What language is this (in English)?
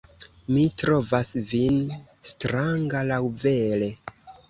Esperanto